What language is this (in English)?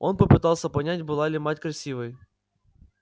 Russian